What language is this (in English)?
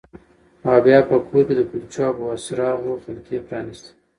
Pashto